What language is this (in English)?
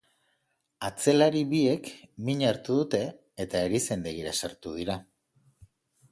Basque